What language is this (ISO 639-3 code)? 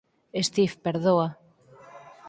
glg